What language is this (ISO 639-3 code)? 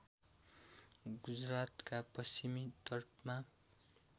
nep